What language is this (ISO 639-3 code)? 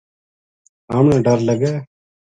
gju